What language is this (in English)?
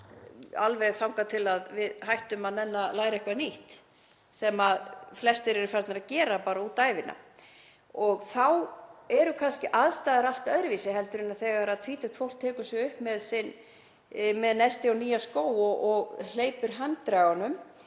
Icelandic